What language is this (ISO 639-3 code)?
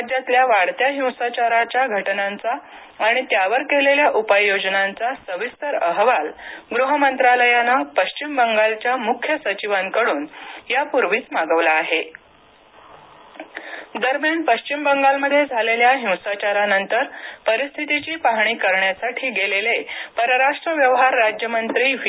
mar